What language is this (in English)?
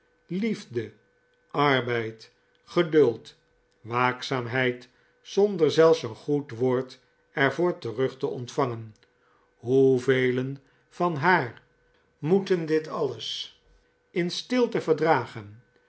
Dutch